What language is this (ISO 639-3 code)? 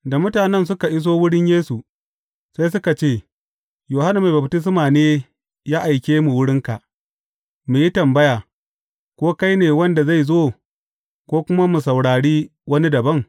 hau